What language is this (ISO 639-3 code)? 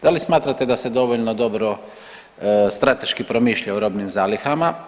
hrv